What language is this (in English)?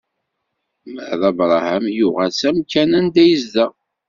Kabyle